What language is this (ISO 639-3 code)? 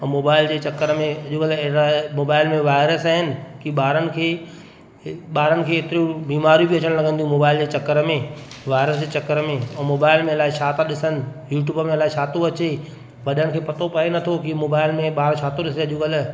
snd